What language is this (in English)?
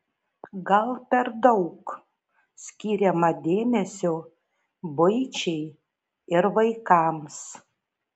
Lithuanian